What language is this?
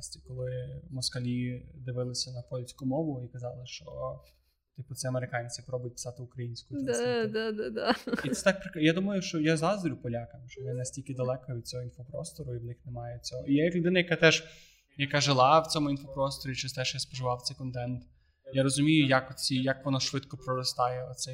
Ukrainian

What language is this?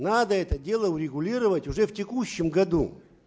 Russian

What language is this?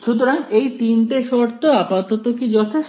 Bangla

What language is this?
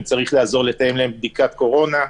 Hebrew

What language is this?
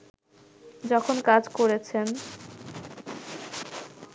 Bangla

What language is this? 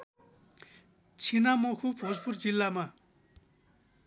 Nepali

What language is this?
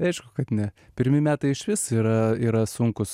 Lithuanian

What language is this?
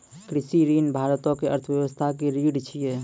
Maithili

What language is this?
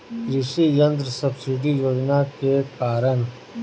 Bhojpuri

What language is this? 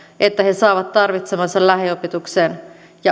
Finnish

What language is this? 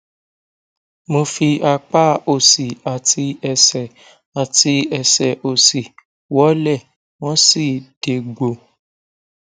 Yoruba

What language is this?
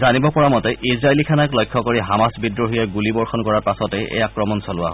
Assamese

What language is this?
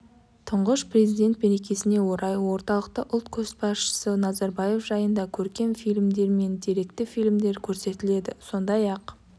Kazakh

